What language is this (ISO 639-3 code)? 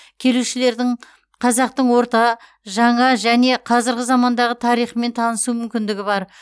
kaz